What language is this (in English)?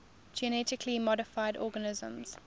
English